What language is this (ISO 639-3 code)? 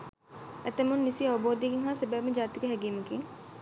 sin